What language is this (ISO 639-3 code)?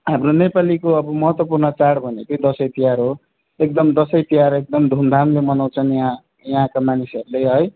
nep